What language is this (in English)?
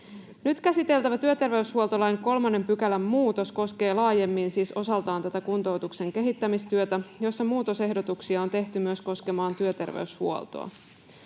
Finnish